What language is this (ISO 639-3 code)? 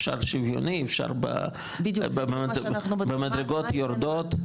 heb